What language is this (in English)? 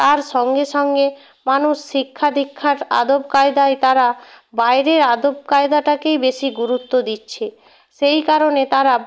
Bangla